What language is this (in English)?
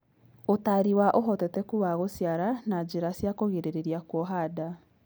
Kikuyu